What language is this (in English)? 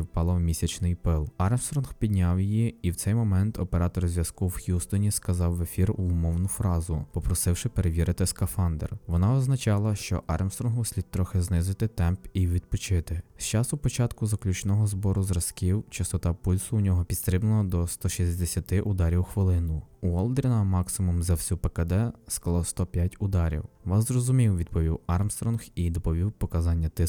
Ukrainian